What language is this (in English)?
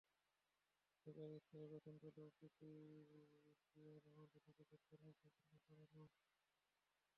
Bangla